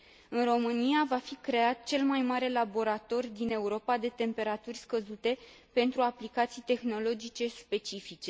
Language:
Romanian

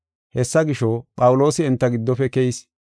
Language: Gofa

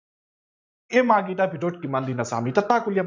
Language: Assamese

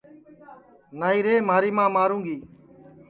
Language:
Sansi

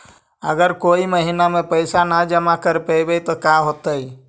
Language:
Magahi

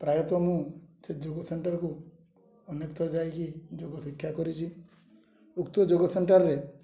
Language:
Odia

